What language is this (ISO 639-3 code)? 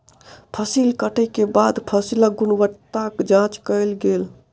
mai